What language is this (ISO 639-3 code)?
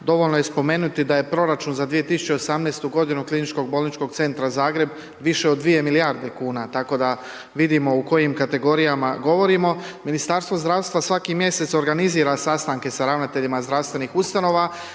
hrv